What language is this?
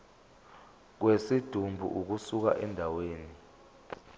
Zulu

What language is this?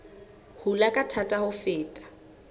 Southern Sotho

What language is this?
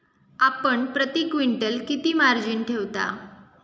Marathi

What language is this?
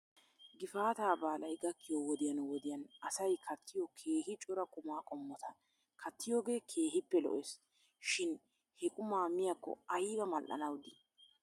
Wolaytta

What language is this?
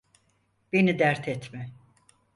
Turkish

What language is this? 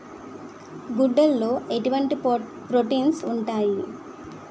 Telugu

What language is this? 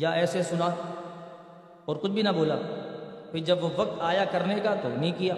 Urdu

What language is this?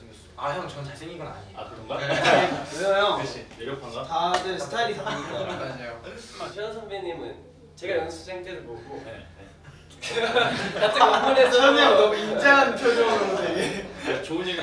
Korean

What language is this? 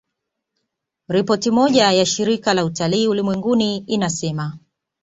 Swahili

